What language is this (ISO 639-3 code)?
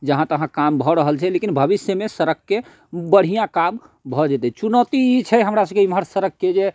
mai